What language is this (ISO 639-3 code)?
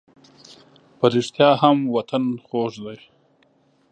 pus